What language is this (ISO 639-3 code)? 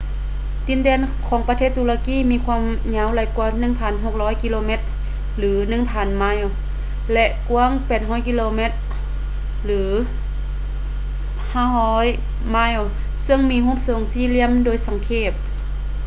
lao